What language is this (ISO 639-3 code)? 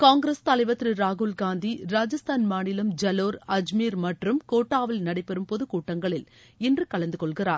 tam